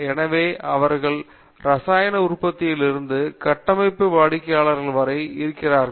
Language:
Tamil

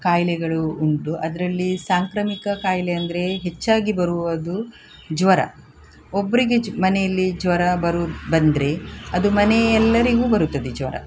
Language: Kannada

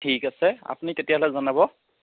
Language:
Assamese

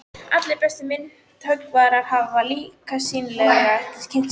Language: Icelandic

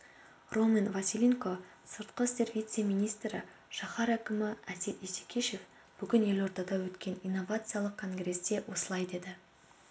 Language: Kazakh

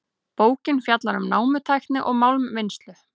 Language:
Icelandic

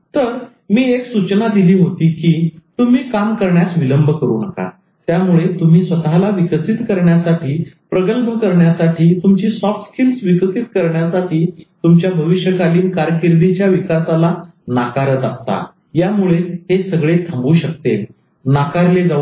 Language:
Marathi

